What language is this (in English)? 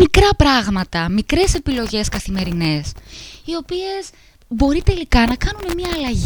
Greek